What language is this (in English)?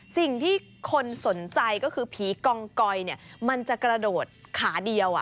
Thai